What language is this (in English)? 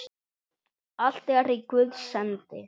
Icelandic